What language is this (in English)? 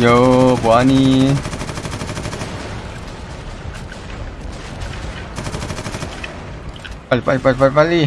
Korean